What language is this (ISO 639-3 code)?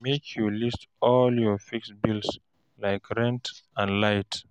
pcm